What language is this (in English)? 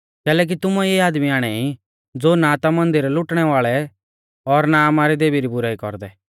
Mahasu Pahari